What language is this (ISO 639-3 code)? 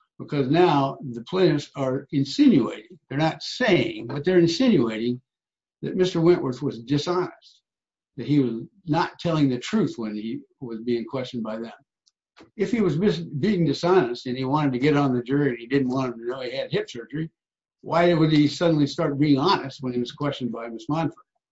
eng